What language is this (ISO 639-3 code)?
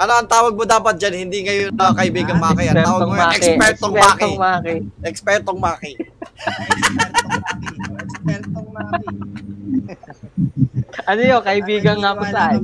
fil